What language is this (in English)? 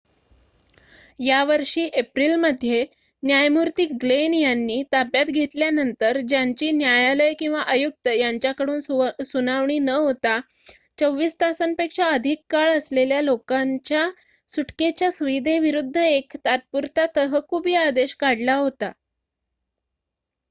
Marathi